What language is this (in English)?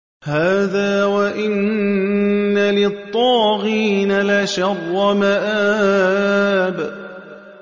Arabic